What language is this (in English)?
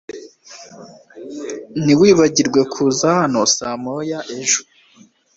Kinyarwanda